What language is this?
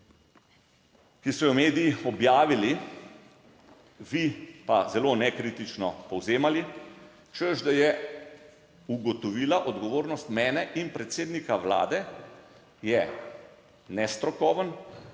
Slovenian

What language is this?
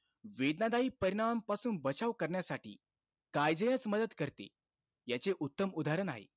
Marathi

